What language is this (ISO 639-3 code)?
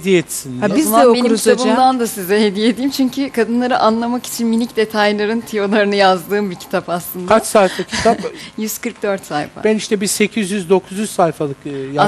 tur